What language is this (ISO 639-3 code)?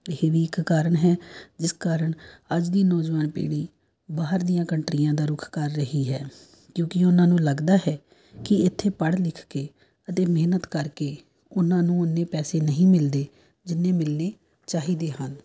pan